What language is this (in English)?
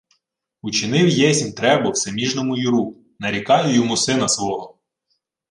Ukrainian